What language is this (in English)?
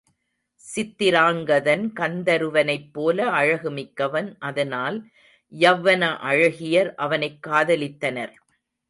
Tamil